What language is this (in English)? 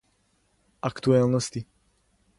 Serbian